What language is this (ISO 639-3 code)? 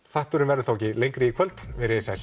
isl